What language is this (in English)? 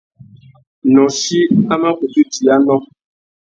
Tuki